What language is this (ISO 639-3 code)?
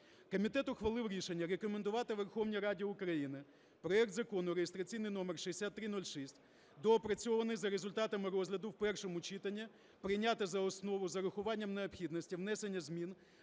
ukr